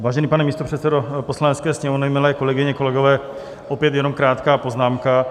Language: Czech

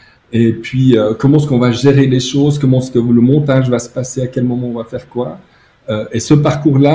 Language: French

